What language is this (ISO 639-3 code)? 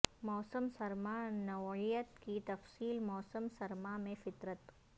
urd